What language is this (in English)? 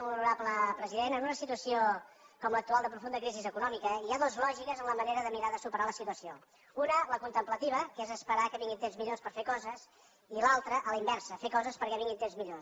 Catalan